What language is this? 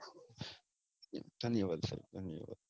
Gujarati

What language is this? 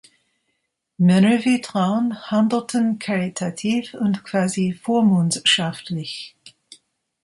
German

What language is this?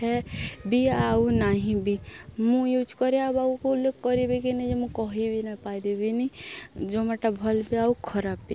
Odia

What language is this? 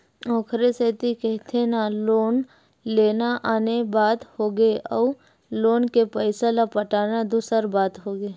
Chhattisgarhi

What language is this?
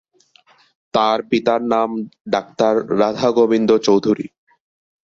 Bangla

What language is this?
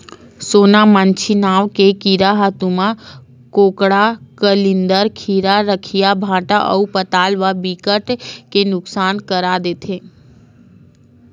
Chhattisgarhi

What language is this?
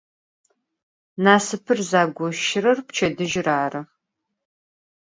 Adyghe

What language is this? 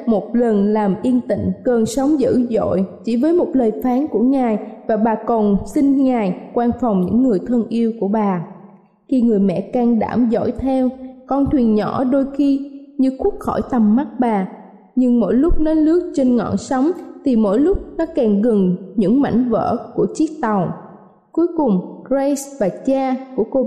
Vietnamese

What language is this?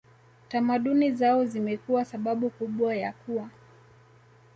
Swahili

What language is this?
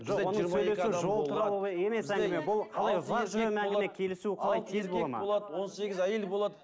Kazakh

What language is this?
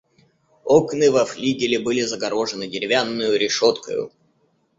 Russian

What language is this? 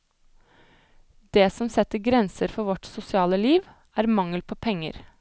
Norwegian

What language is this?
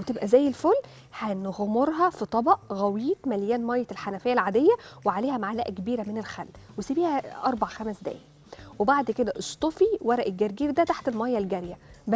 Arabic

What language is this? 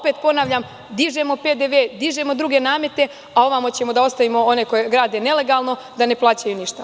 Serbian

